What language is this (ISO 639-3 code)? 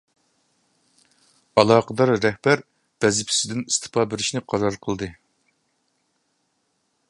uig